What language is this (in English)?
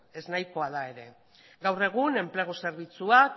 Basque